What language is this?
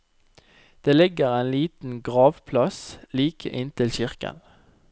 Norwegian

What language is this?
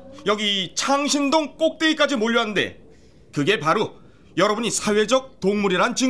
Korean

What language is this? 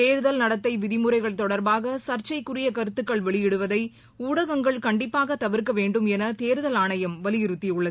Tamil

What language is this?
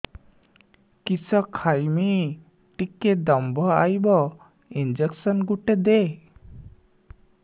Odia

